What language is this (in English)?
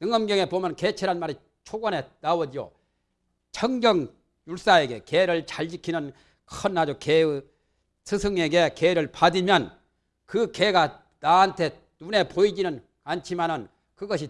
Korean